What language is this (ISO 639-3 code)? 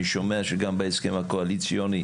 heb